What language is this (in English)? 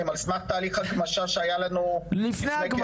Hebrew